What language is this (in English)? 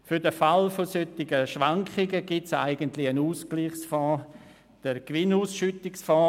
Swiss German